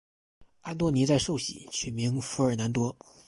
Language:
Chinese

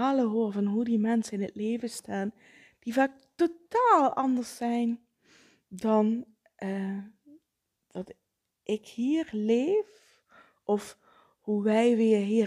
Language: Dutch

